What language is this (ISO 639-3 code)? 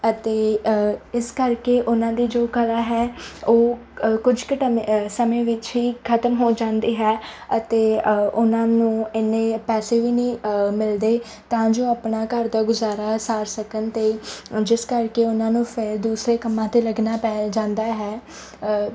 pan